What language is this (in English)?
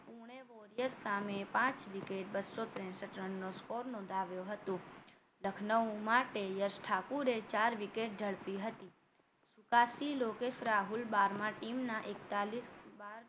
Gujarati